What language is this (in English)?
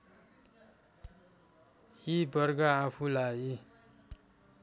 Nepali